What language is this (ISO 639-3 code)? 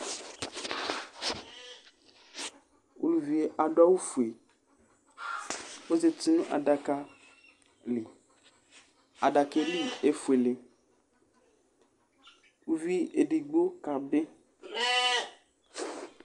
kpo